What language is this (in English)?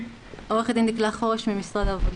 Hebrew